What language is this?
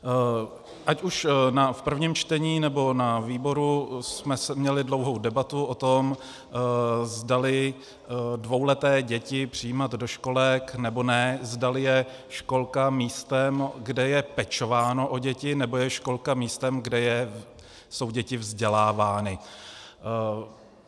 Czech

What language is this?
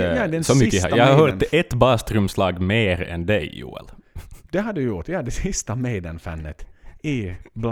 Swedish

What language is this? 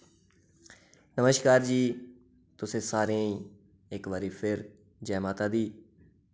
Dogri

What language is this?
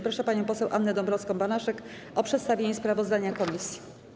Polish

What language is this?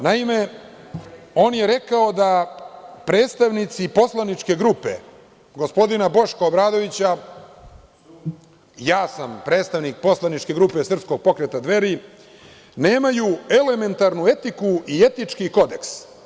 Serbian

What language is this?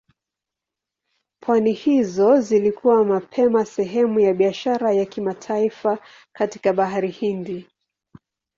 Swahili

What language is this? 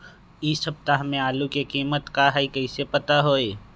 Magahi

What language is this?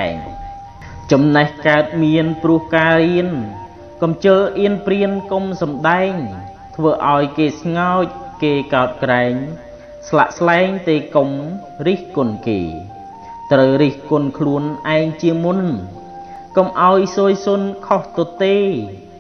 Thai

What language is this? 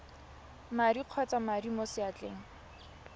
Tswana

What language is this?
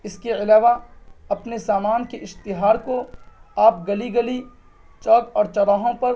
Urdu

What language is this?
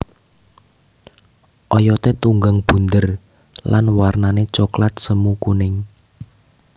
Javanese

